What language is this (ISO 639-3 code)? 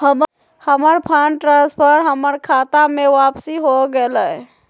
mag